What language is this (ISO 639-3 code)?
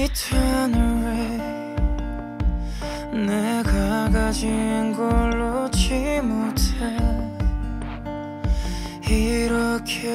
kor